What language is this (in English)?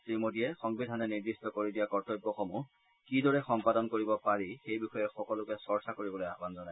Assamese